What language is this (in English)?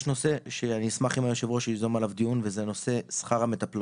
Hebrew